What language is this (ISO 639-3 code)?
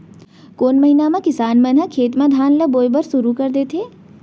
hne